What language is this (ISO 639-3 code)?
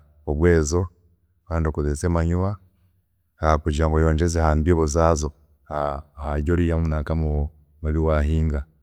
cgg